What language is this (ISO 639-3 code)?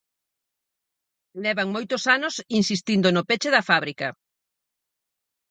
glg